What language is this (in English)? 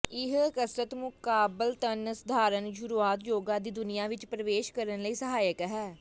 Punjabi